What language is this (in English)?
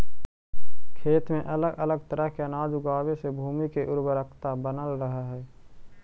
Magahi